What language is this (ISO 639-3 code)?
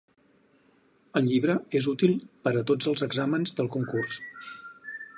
cat